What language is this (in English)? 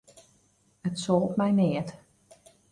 Western Frisian